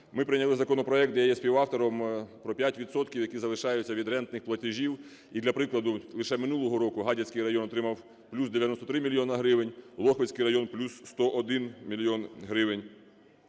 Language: Ukrainian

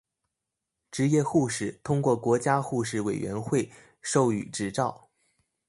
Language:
Chinese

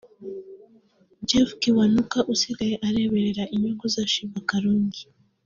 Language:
Kinyarwanda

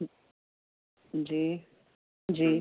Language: Urdu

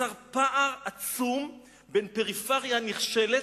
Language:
Hebrew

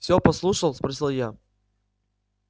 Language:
Russian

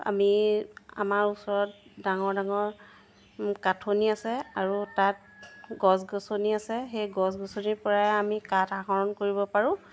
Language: Assamese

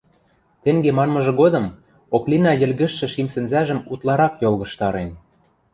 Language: Western Mari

